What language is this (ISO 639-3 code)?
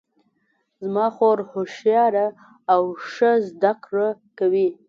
pus